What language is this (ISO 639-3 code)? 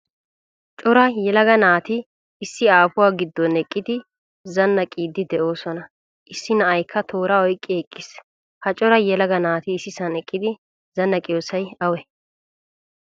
wal